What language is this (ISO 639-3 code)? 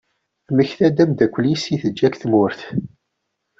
kab